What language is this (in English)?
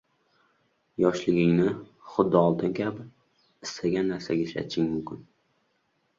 Uzbek